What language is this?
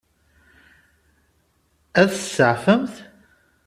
Kabyle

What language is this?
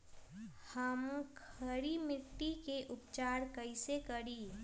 Magahi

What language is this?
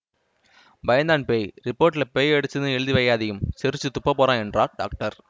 Tamil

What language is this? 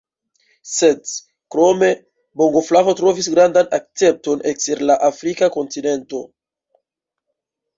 Esperanto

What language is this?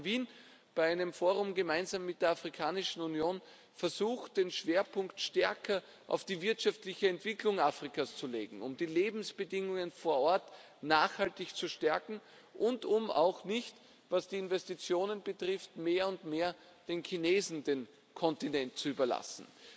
German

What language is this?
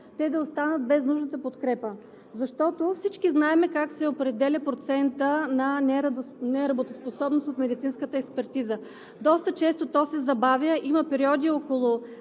Bulgarian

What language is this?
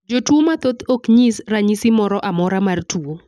Luo (Kenya and Tanzania)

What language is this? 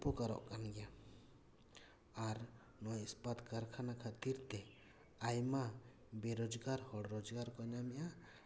Santali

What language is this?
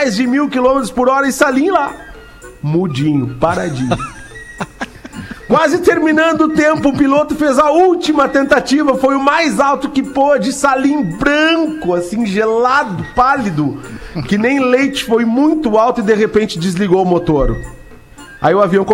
Portuguese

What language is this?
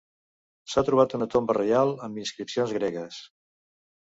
Catalan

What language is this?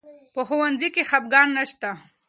Pashto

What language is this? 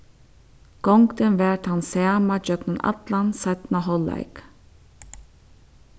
Faroese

